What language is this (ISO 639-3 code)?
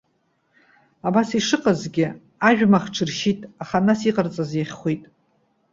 abk